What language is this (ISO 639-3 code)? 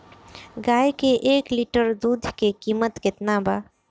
bho